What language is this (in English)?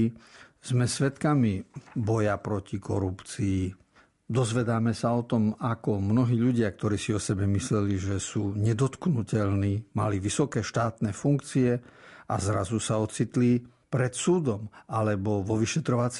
Slovak